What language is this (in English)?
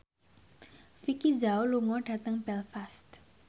Javanese